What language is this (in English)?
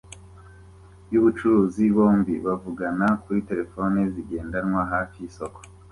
Kinyarwanda